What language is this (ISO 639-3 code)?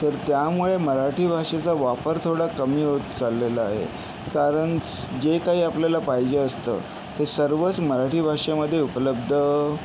mar